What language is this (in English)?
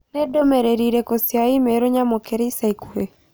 Kikuyu